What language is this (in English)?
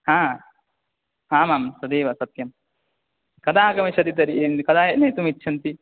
Sanskrit